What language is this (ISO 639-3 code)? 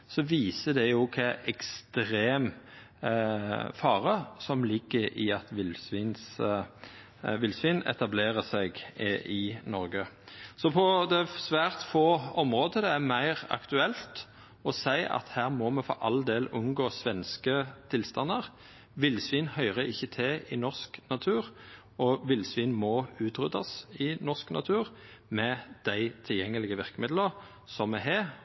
nno